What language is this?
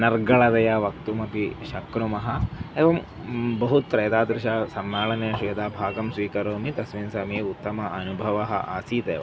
Sanskrit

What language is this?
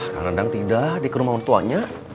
Indonesian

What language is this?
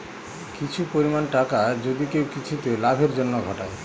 Bangla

